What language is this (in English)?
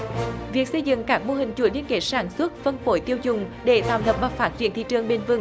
Vietnamese